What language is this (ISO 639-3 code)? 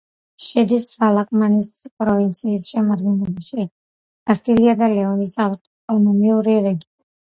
kat